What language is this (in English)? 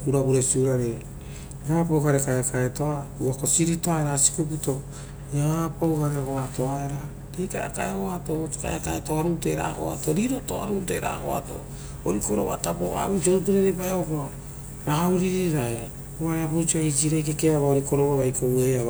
Rotokas